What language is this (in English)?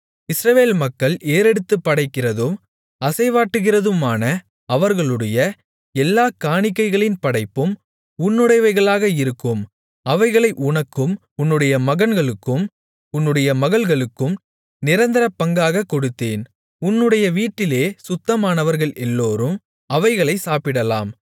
Tamil